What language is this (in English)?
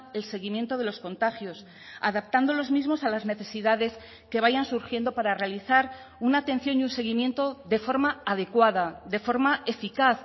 Spanish